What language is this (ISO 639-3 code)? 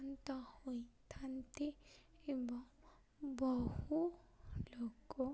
ori